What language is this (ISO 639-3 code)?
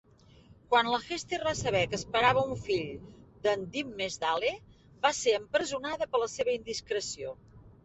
cat